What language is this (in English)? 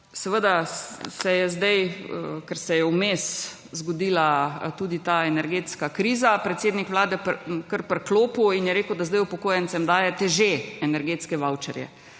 Slovenian